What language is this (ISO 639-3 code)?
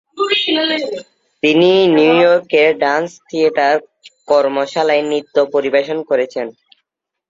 ben